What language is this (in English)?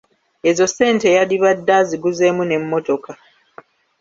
Ganda